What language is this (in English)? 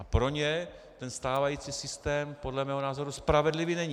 Czech